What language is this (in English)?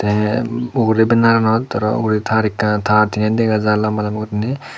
Chakma